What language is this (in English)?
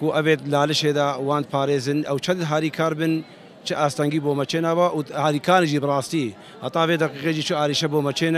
Arabic